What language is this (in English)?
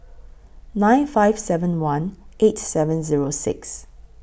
English